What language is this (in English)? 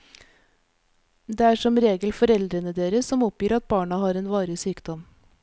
Norwegian